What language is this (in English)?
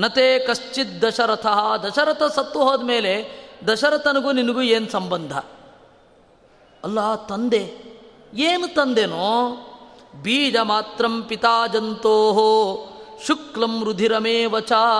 Kannada